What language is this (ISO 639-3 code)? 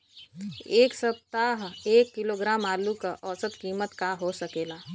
bho